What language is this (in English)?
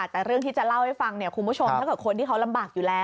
Thai